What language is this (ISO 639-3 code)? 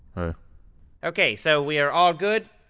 eng